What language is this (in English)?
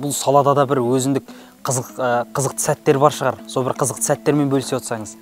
Turkish